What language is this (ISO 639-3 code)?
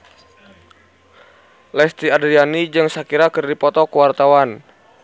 sun